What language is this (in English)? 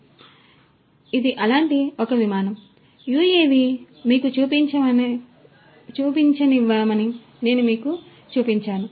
Telugu